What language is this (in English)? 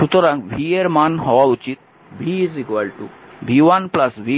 Bangla